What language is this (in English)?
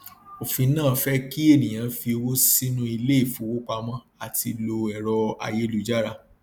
Yoruba